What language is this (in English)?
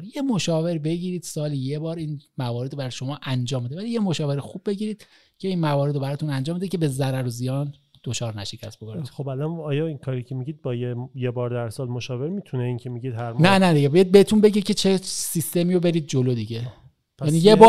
Persian